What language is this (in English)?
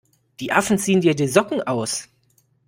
German